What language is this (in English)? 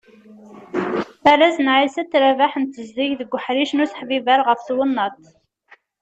Kabyle